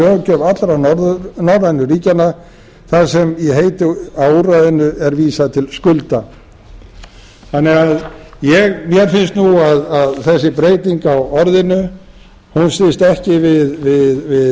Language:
Icelandic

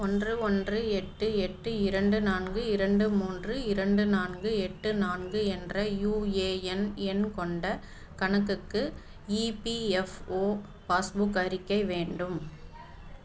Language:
Tamil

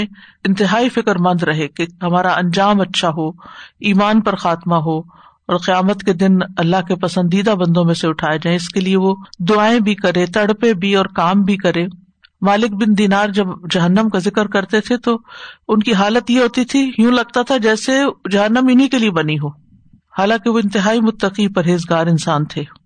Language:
Urdu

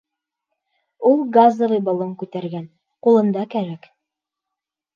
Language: Bashkir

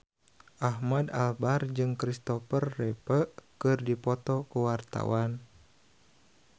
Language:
Sundanese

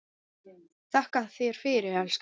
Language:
Icelandic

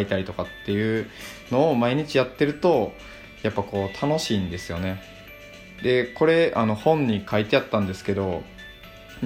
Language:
Japanese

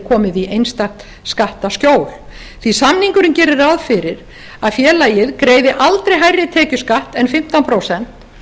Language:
Icelandic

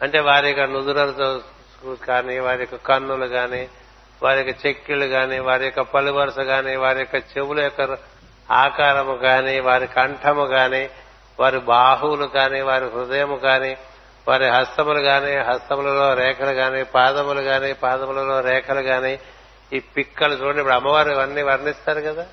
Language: Telugu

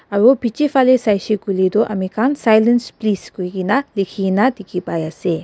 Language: Naga Pidgin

